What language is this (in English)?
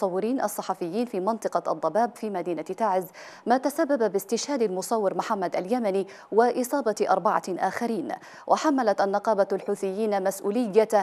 Arabic